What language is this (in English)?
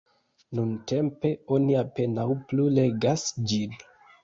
Esperanto